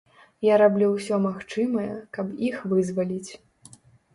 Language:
Belarusian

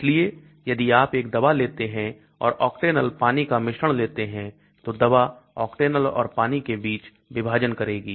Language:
Hindi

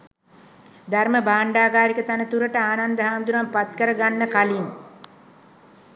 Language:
Sinhala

